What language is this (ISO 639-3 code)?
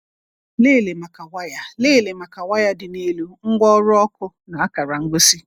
ibo